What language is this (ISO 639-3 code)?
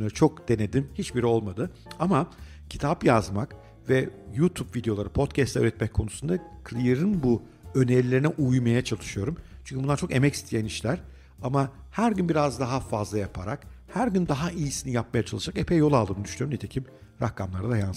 tur